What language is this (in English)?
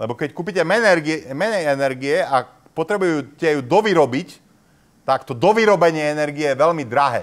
Slovak